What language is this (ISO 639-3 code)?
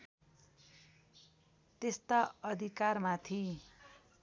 nep